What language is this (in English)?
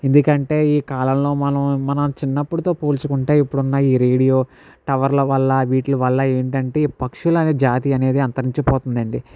Telugu